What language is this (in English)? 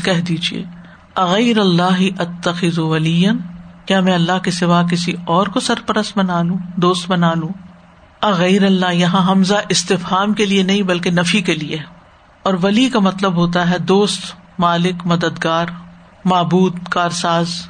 Urdu